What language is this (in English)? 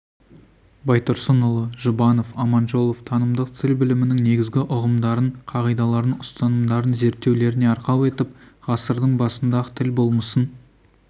Kazakh